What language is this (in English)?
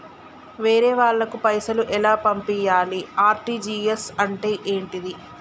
Telugu